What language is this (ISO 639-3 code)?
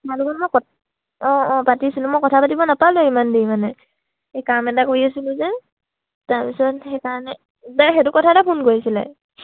asm